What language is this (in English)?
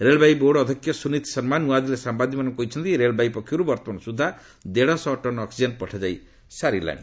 Odia